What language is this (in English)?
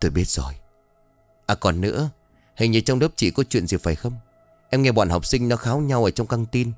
Vietnamese